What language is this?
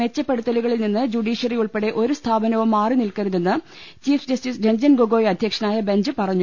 Malayalam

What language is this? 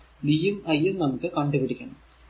Malayalam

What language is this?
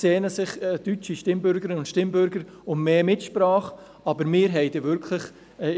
Swiss German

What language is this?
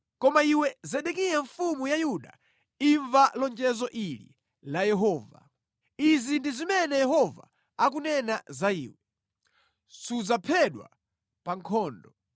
Nyanja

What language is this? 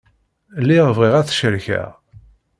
Kabyle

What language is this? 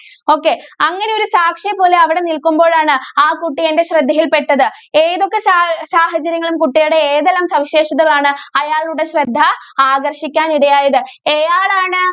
Malayalam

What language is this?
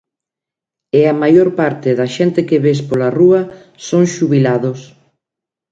Galician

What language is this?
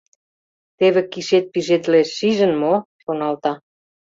Mari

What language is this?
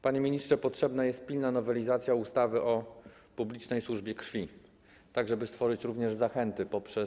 Polish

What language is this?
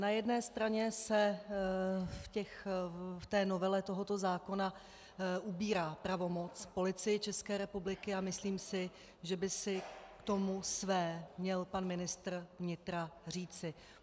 Czech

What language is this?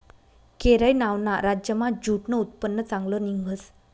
Marathi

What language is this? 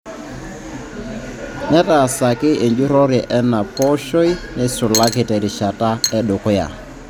Masai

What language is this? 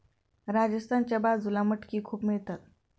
Marathi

